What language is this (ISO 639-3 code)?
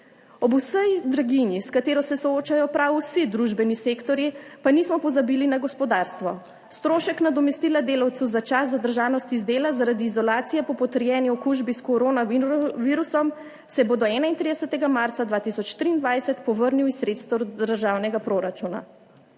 slv